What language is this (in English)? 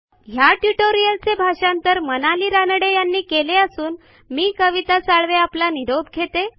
Marathi